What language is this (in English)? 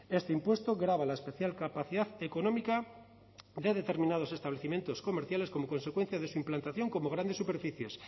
Spanish